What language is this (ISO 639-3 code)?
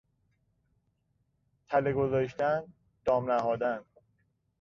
fas